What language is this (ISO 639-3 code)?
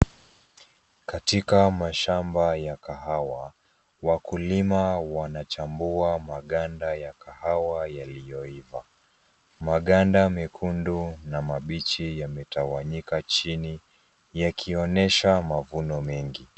swa